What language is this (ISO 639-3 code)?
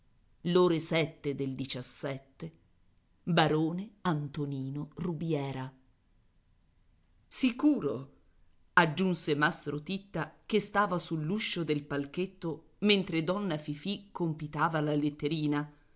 ita